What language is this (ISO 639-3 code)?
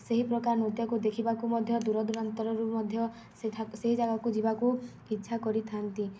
ori